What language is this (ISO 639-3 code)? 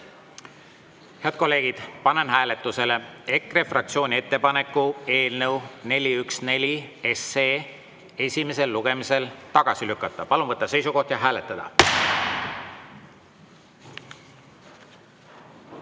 est